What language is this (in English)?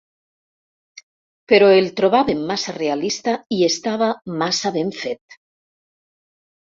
Catalan